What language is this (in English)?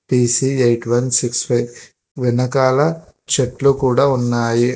Telugu